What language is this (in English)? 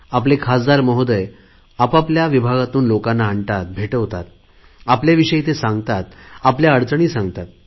Marathi